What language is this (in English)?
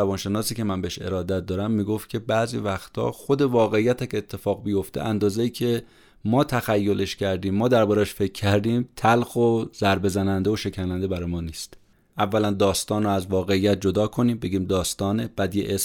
Persian